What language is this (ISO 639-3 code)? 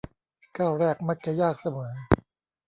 tha